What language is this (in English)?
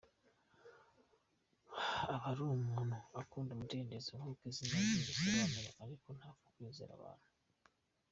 Kinyarwanda